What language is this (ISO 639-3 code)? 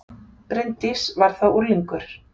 isl